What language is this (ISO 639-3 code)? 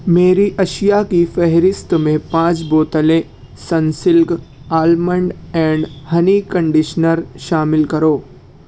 urd